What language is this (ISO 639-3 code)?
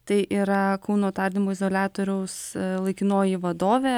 lit